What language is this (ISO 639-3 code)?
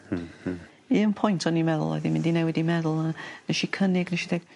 cym